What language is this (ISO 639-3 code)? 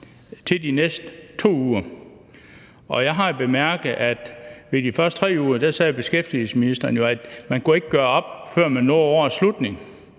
dan